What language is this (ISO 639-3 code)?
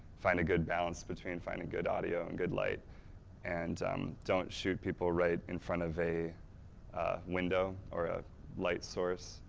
eng